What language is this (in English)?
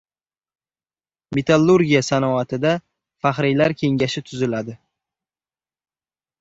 Uzbek